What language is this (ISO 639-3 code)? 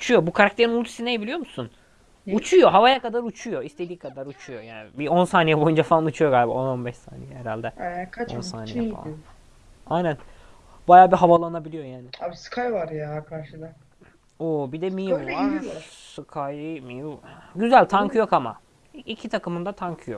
tur